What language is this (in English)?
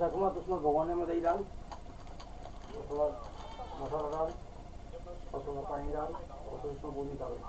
Hindi